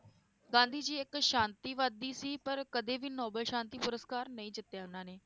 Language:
Punjabi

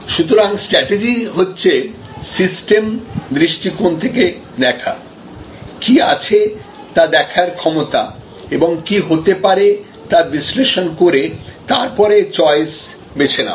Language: Bangla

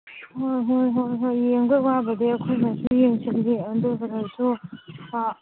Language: Manipuri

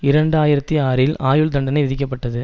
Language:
Tamil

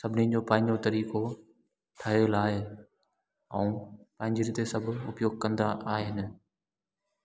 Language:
Sindhi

